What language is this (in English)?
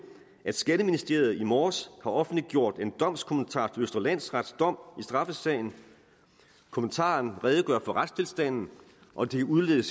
Danish